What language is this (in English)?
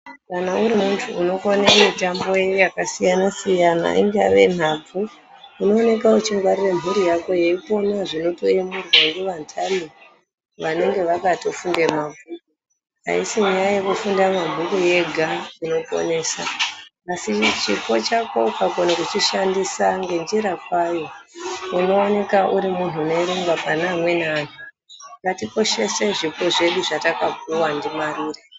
Ndau